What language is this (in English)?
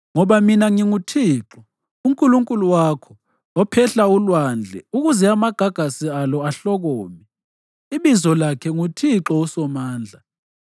North Ndebele